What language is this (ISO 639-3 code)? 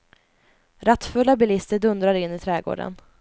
swe